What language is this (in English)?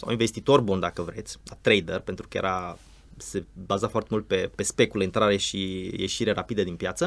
Romanian